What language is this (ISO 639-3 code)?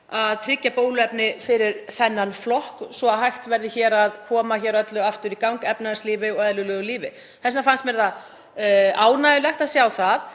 isl